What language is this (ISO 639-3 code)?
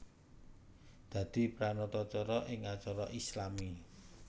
jav